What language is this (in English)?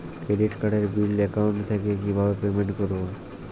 Bangla